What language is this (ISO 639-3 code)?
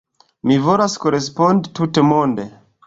epo